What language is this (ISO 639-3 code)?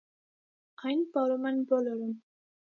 hye